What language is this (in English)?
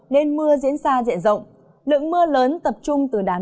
Vietnamese